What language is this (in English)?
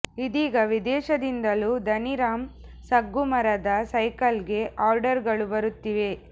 Kannada